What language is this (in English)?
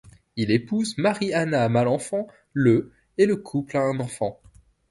French